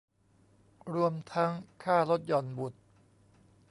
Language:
Thai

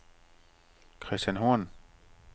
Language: Danish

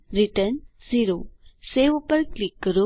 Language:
Gujarati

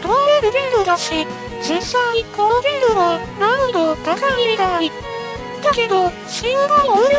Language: Japanese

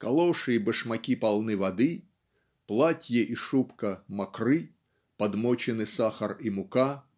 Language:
Russian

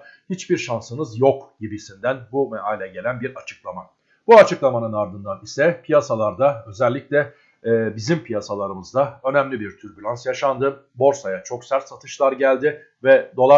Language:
Turkish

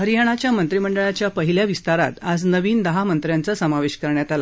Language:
Marathi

